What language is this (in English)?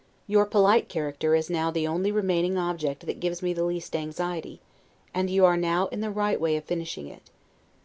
English